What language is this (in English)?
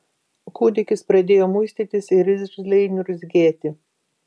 Lithuanian